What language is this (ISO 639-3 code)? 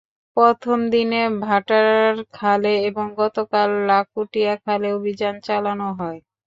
ben